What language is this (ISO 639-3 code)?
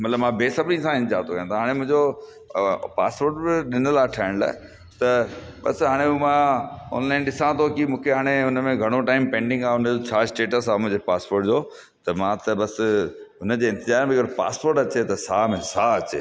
snd